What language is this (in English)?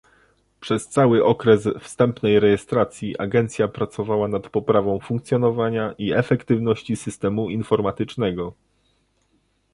Polish